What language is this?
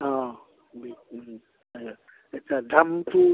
Assamese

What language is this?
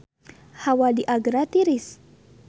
Sundanese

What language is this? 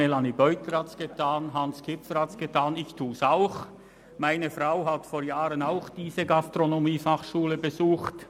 Swiss German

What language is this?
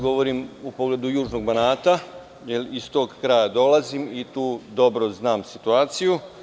Serbian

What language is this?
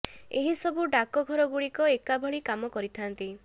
Odia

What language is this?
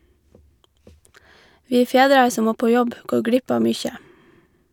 Norwegian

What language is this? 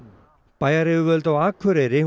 Icelandic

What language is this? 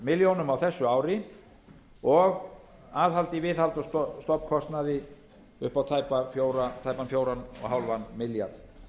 Icelandic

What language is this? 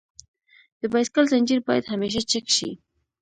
Pashto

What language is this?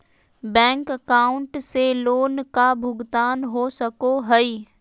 Magahi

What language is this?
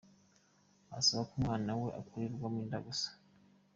Kinyarwanda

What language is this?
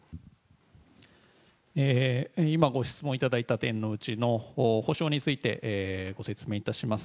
Japanese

